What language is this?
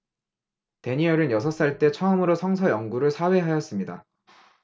Korean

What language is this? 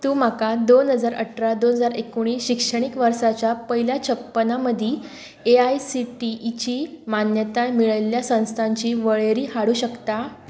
Konkani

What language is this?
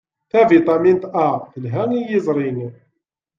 Kabyle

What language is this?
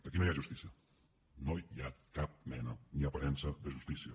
Catalan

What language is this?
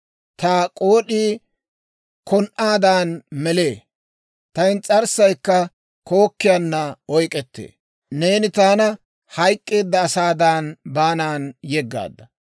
Dawro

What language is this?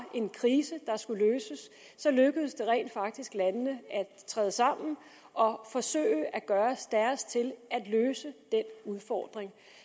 Danish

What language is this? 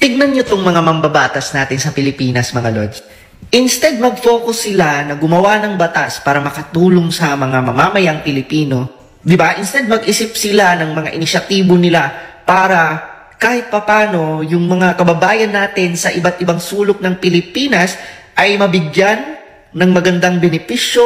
Filipino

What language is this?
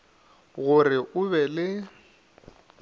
Northern Sotho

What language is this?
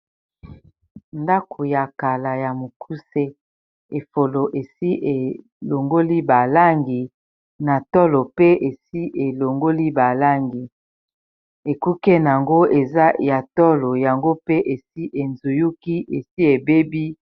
Lingala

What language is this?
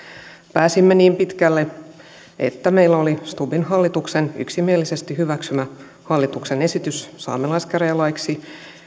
Finnish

